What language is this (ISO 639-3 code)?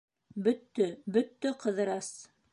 bak